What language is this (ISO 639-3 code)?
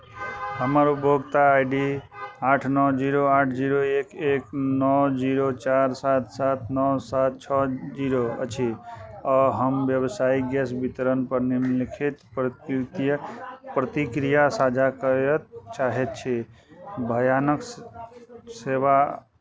mai